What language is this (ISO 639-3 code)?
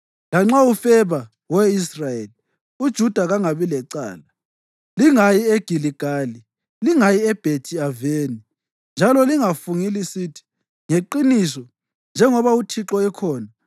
nde